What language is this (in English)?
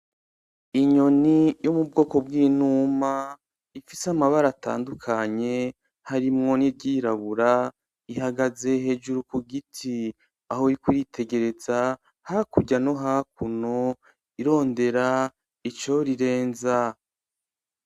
Rundi